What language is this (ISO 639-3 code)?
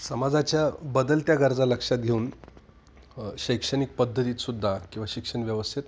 mar